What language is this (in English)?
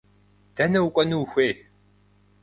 Kabardian